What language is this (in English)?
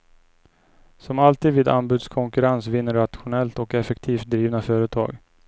Swedish